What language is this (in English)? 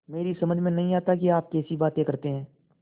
Hindi